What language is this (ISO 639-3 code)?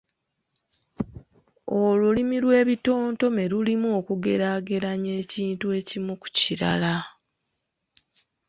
lug